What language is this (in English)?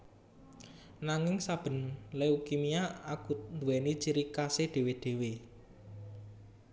Javanese